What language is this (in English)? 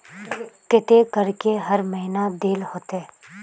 Magahi